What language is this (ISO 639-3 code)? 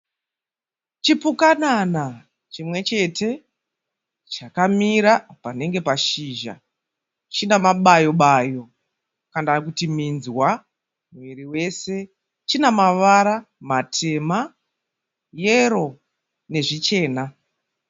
sna